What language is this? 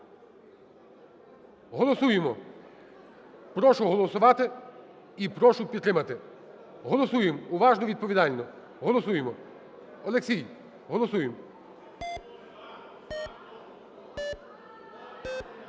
Ukrainian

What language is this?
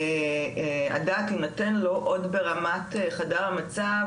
Hebrew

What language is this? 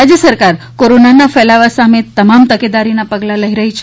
Gujarati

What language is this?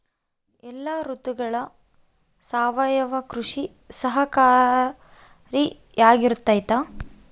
Kannada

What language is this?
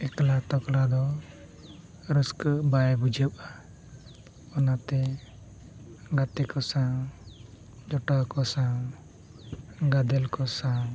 Santali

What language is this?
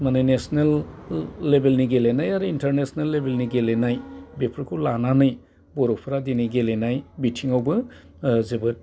Bodo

